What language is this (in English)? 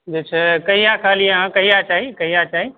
Maithili